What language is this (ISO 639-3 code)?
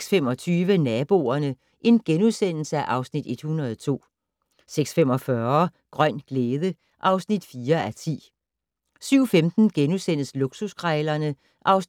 dan